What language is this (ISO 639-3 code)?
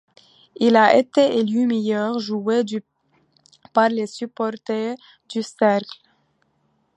fra